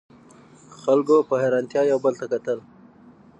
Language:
Pashto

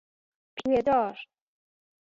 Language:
Persian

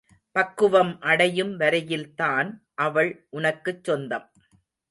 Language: Tamil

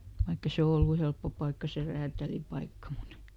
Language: Finnish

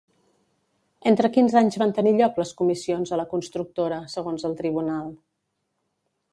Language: Catalan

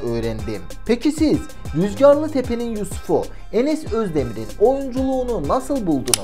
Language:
Turkish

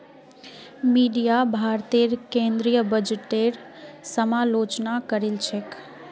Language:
Magahi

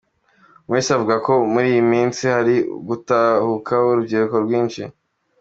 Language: Kinyarwanda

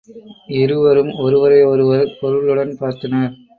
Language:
Tamil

